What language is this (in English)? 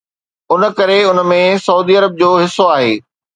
Sindhi